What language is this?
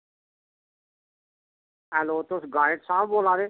Dogri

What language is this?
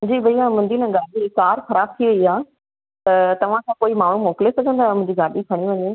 Sindhi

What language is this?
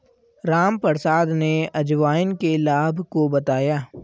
Hindi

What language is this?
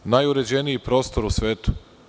Serbian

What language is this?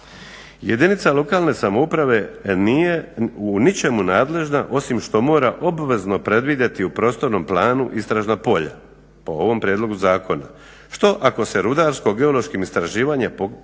Croatian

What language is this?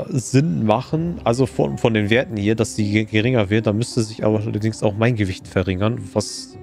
German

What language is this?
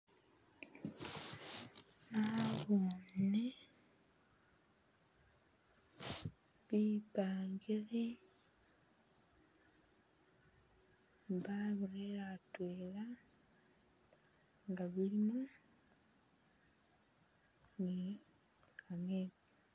Masaaba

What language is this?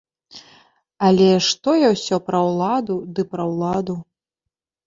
Belarusian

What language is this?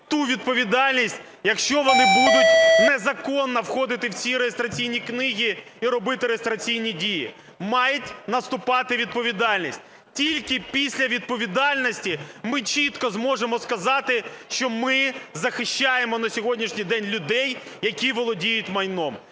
Ukrainian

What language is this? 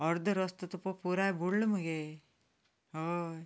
Konkani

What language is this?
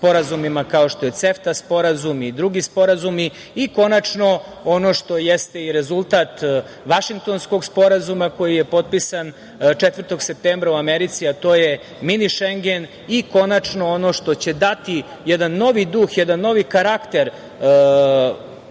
Serbian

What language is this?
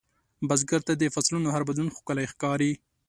Pashto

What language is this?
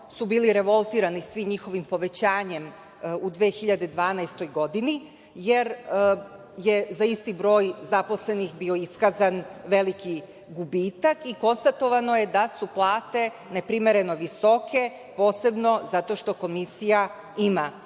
Serbian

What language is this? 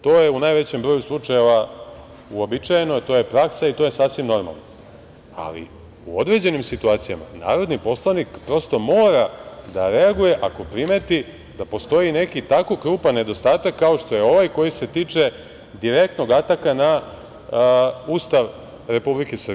Serbian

